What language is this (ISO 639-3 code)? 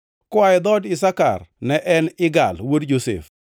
luo